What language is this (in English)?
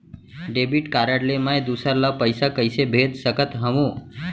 Chhattisgarhi